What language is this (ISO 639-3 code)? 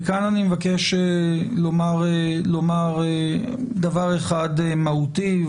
heb